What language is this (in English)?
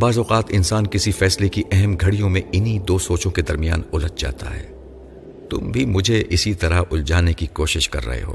Urdu